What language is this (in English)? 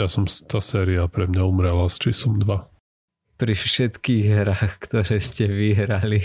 Slovak